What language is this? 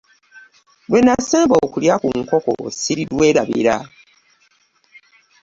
Ganda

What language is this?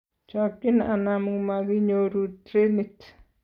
Kalenjin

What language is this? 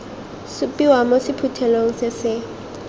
Tswana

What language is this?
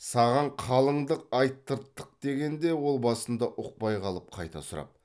Kazakh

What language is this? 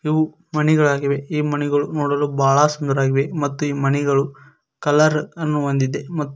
Kannada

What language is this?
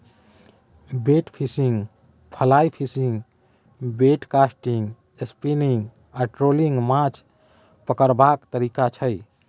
Maithili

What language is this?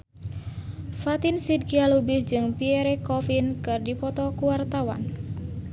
Sundanese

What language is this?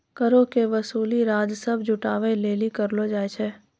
Maithili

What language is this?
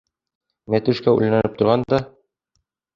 Bashkir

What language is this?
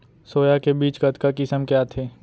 Chhattisgarhi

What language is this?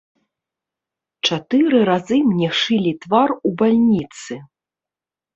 Belarusian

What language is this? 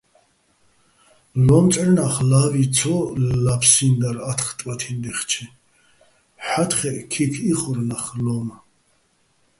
Bats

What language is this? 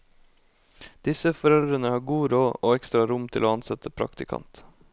Norwegian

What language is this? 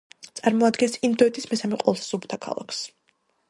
Georgian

